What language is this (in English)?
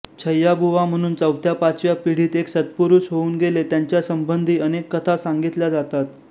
Marathi